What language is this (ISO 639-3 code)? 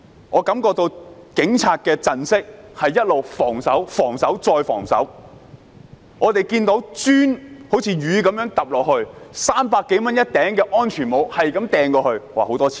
yue